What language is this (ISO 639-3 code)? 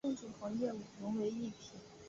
zho